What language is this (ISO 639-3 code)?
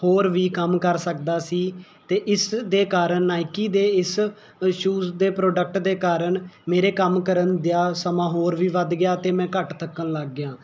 pan